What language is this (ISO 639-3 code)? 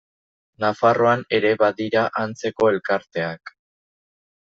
eus